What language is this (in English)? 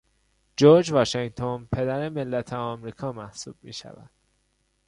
Persian